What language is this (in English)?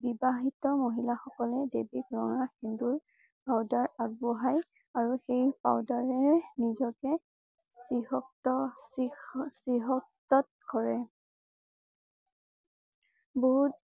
Assamese